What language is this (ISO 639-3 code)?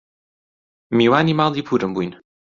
ckb